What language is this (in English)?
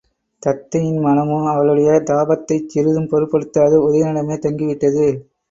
Tamil